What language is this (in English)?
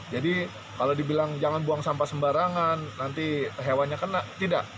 Indonesian